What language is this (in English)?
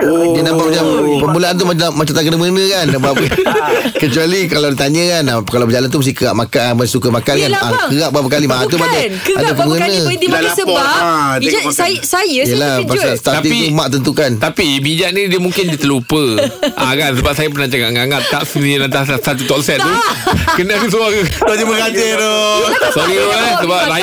Malay